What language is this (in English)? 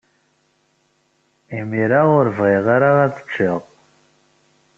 Kabyle